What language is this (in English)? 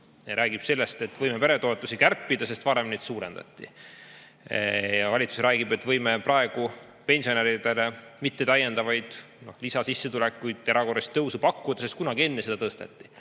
Estonian